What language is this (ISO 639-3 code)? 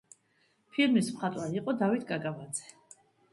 kat